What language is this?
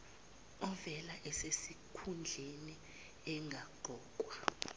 Zulu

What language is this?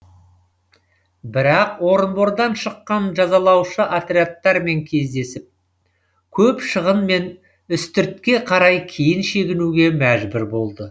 Kazakh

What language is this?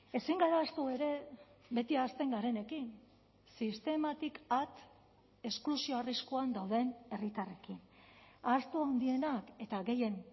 Basque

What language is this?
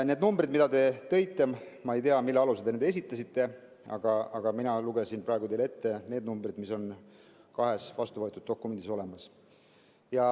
Estonian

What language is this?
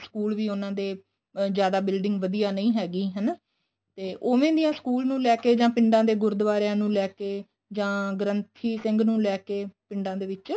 Punjabi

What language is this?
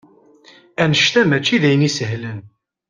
Kabyle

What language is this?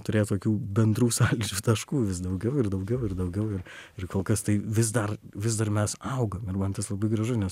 Lithuanian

